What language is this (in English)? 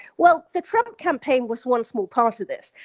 English